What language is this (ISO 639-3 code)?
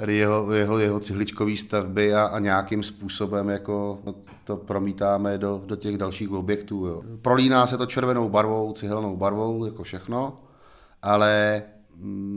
ces